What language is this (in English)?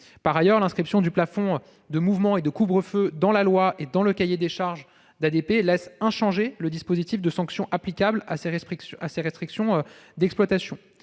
French